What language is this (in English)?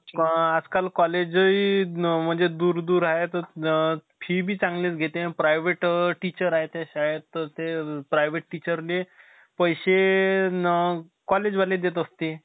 Marathi